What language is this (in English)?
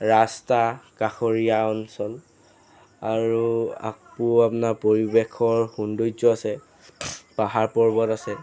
Assamese